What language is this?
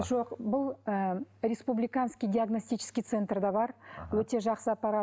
Kazakh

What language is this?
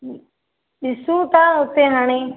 Sindhi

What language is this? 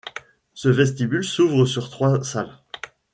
French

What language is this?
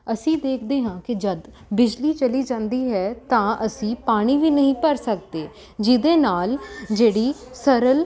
Punjabi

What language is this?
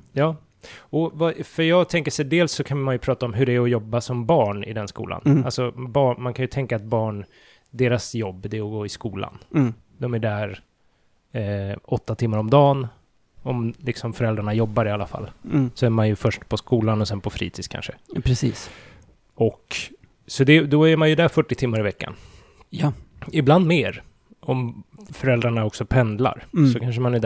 Swedish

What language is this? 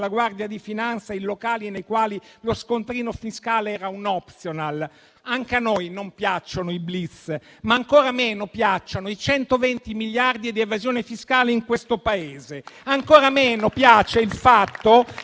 Italian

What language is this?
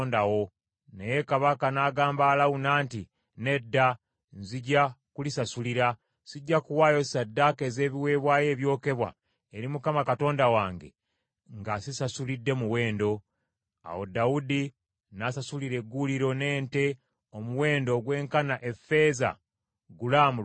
Ganda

